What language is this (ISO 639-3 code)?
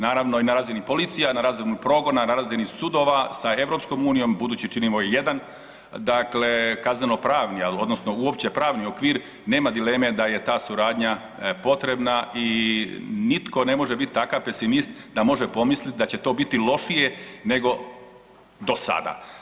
hrv